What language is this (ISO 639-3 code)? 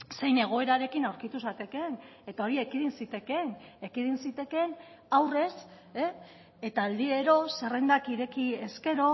eus